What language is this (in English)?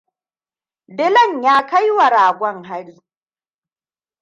Hausa